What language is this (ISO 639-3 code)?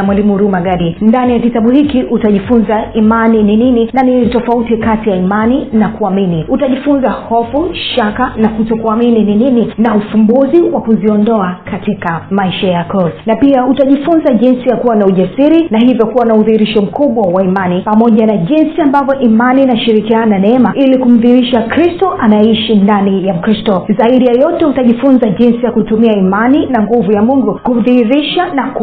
swa